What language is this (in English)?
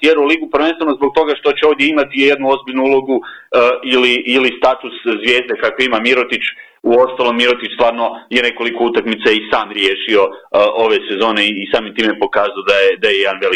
Croatian